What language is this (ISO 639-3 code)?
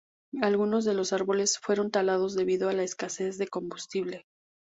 spa